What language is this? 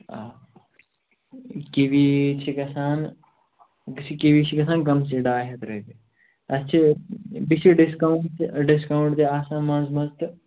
Kashmiri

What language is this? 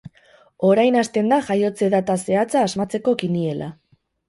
Basque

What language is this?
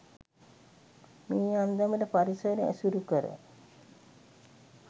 Sinhala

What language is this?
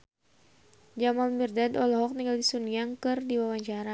Sundanese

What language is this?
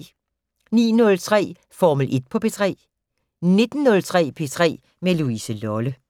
Danish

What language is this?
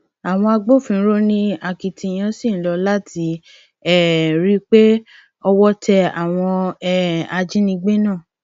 Yoruba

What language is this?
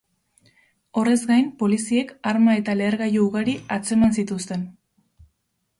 Basque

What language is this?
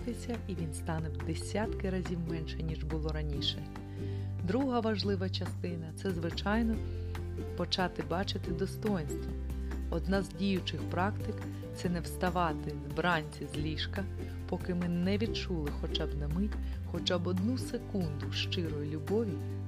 Ukrainian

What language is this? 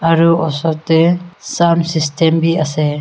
Naga Pidgin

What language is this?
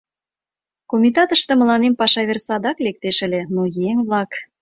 Mari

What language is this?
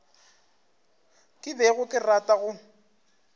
Northern Sotho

